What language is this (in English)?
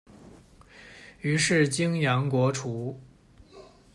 Chinese